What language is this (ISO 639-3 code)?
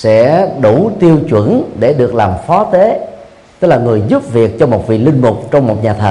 vie